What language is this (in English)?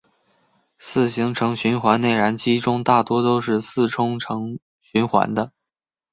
Chinese